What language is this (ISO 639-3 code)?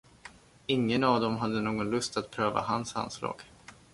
swe